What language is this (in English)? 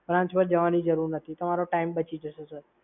Gujarati